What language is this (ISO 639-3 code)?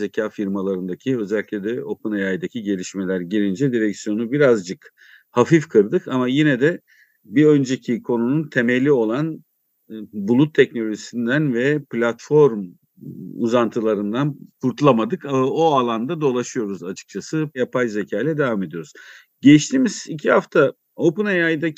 tur